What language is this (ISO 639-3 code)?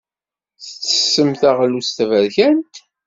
kab